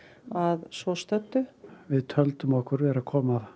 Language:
Icelandic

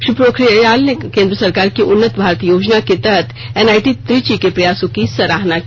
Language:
Hindi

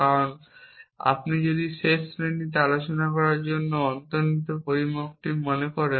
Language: Bangla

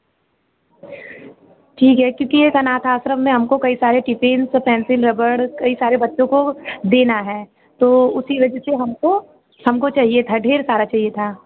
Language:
Hindi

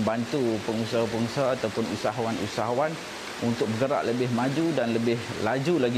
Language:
Malay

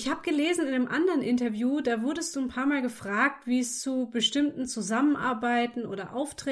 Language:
German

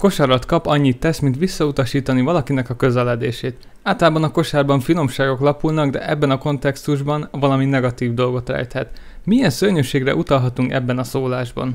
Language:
Hungarian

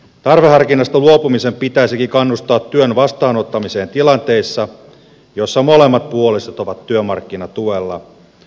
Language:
Finnish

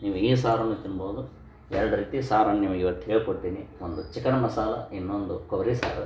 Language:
Kannada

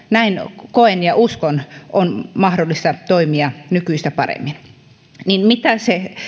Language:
Finnish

